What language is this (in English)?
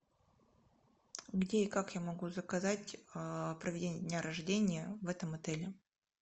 Russian